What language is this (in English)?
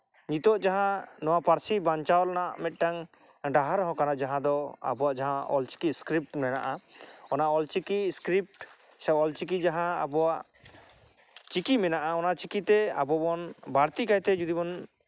Santali